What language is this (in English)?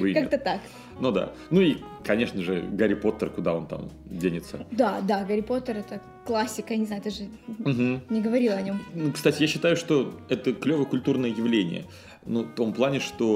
Russian